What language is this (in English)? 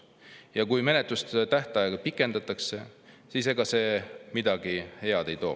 Estonian